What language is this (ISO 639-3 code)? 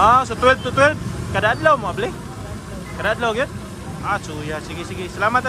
fil